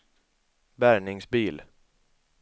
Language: Swedish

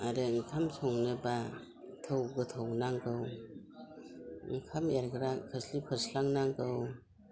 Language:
Bodo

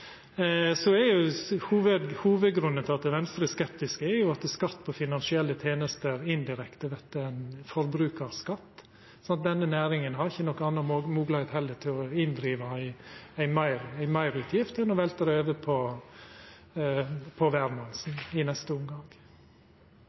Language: Norwegian Nynorsk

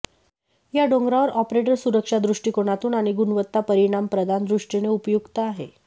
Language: Marathi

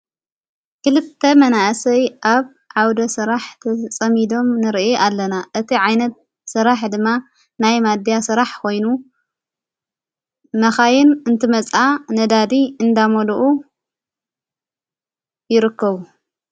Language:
Tigrinya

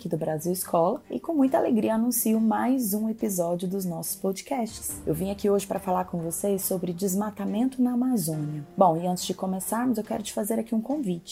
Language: Portuguese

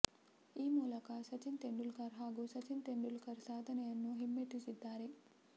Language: Kannada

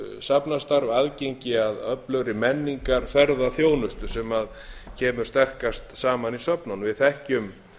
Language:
Icelandic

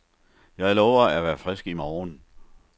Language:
Danish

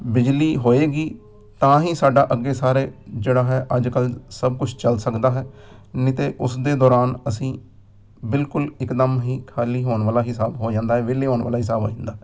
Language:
Punjabi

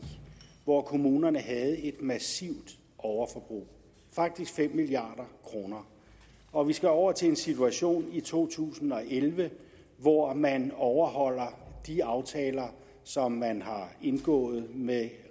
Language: Danish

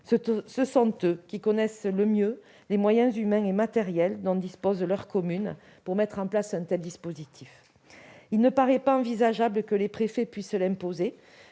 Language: French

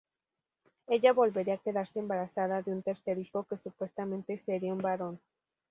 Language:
Spanish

